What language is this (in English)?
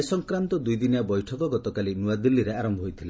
Odia